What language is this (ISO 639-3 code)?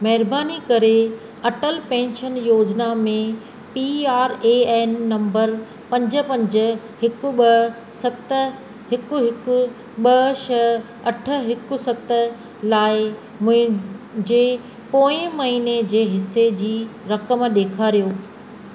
snd